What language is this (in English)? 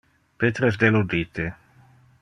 Interlingua